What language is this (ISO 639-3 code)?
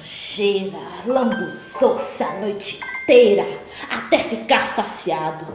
por